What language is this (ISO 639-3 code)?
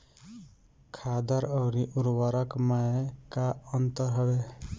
bho